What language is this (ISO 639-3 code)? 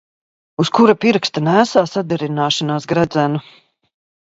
lav